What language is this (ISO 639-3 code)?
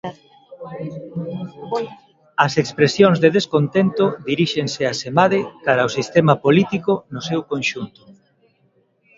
glg